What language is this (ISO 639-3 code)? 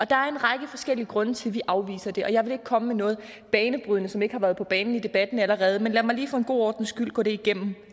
dan